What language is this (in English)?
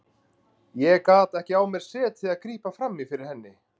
Icelandic